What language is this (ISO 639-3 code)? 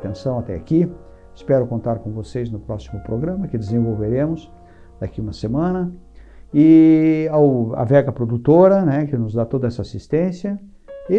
por